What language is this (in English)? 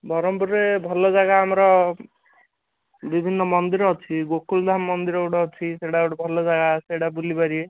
Odia